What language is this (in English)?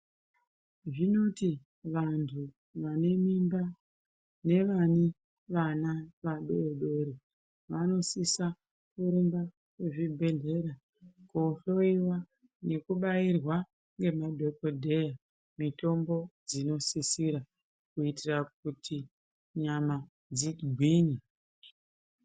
Ndau